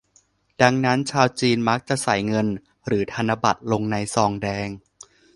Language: Thai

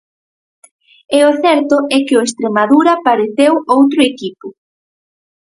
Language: Galician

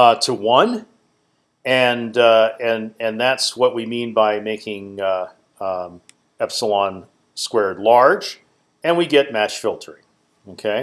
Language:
English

